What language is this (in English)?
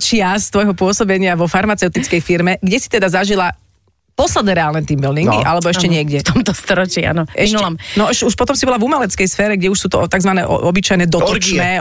Slovak